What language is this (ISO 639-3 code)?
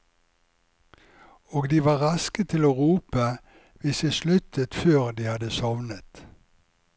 nor